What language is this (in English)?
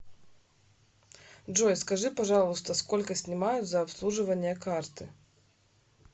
Russian